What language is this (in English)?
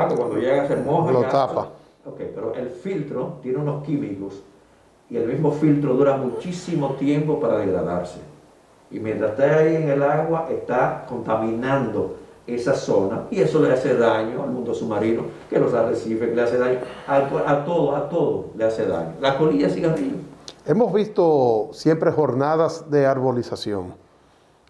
Spanish